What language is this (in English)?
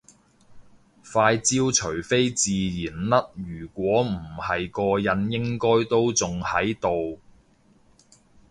Cantonese